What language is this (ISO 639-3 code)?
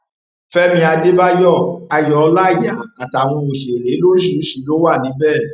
yor